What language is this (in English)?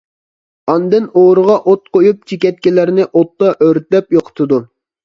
Uyghur